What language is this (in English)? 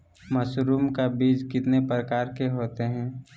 Magahi